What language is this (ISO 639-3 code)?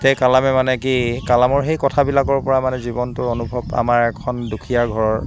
asm